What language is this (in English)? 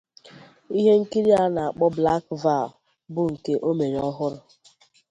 Igbo